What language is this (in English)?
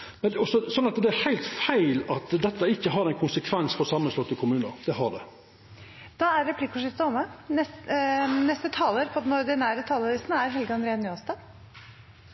Norwegian Nynorsk